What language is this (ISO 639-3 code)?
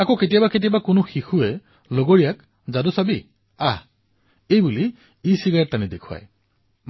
asm